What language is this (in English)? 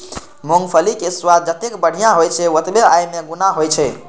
Maithili